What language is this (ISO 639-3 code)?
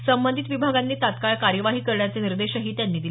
mar